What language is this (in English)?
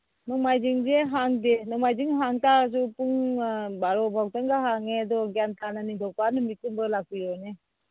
Manipuri